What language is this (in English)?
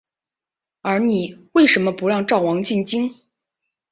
Chinese